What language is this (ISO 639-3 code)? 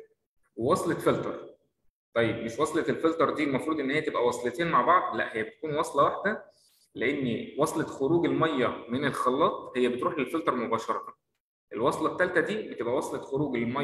ara